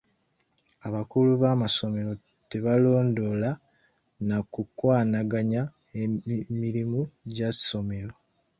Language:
Ganda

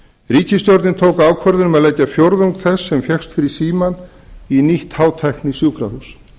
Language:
Icelandic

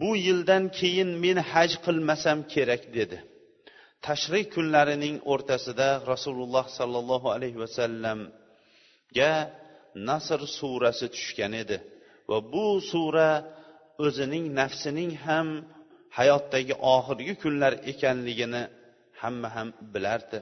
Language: Bulgarian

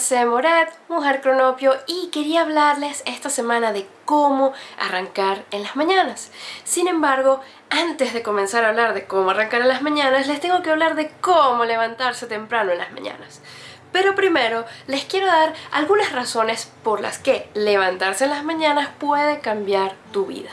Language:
Spanish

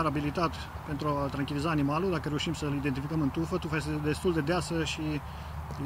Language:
Romanian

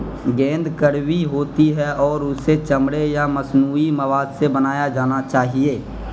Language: Urdu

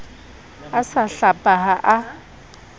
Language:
Southern Sotho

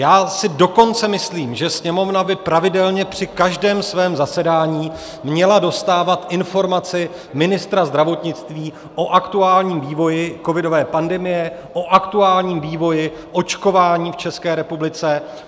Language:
Czech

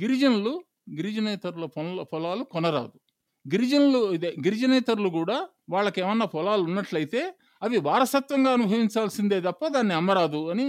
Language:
Telugu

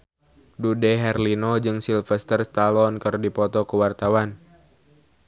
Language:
Sundanese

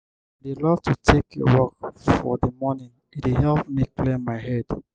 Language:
Nigerian Pidgin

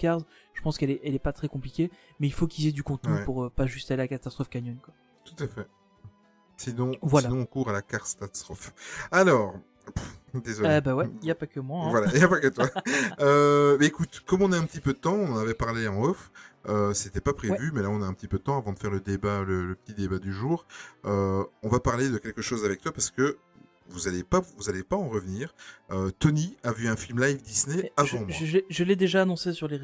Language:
French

